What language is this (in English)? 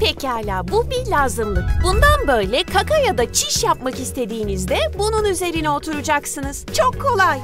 Turkish